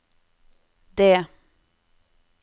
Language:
Norwegian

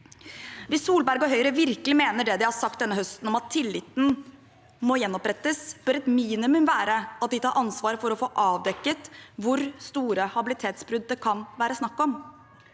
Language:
Norwegian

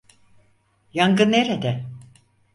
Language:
Turkish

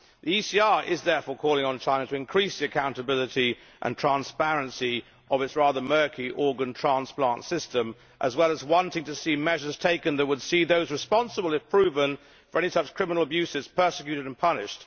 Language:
English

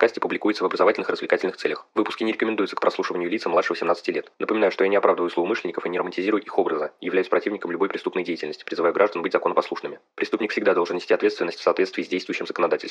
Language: Russian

